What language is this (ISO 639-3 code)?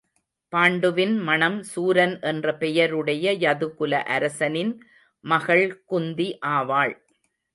tam